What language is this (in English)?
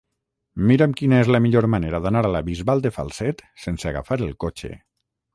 Catalan